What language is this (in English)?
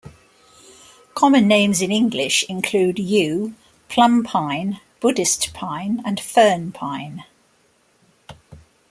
English